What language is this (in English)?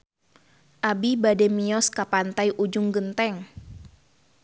Sundanese